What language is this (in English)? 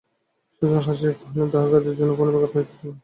Bangla